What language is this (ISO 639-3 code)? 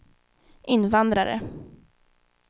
swe